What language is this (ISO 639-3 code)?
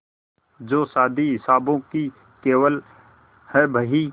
hin